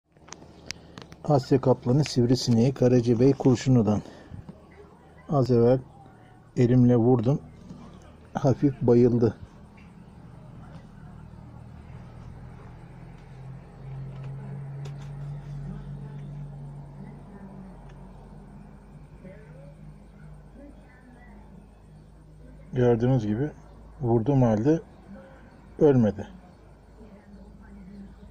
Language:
Turkish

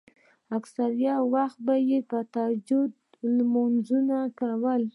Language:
Pashto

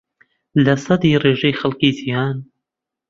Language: Central Kurdish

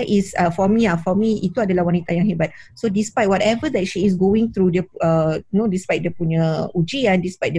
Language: Malay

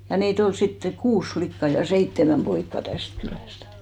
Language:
Finnish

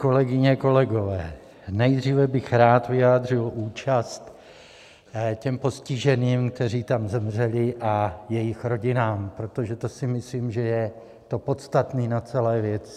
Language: Czech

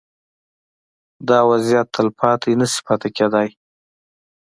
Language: Pashto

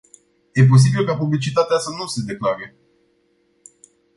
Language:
Romanian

